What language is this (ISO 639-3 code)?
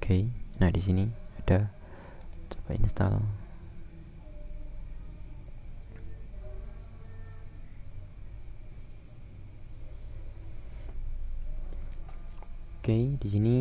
ind